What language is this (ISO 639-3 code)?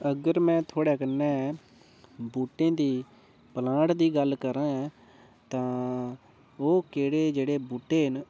doi